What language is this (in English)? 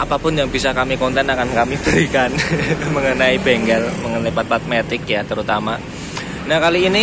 Indonesian